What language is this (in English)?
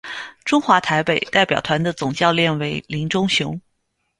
Chinese